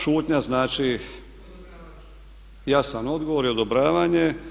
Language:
Croatian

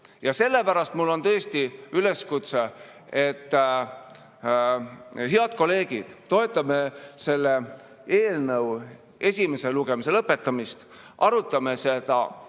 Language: Estonian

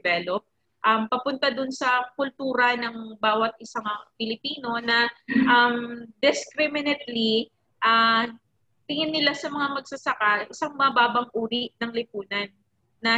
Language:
Filipino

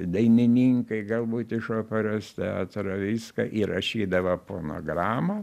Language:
Lithuanian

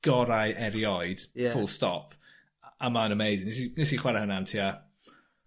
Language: Welsh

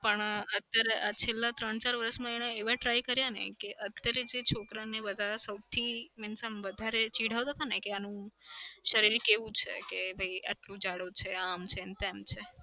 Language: Gujarati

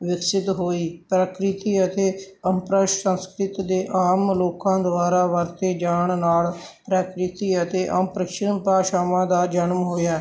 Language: Punjabi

